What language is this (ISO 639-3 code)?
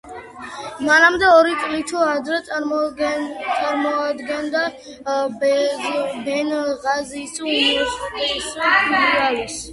kat